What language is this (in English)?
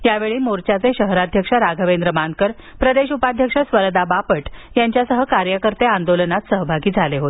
Marathi